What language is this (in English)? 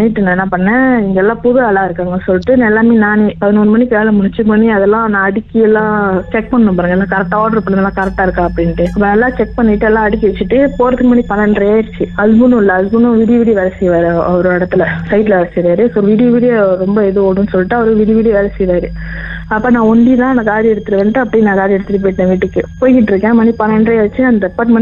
Tamil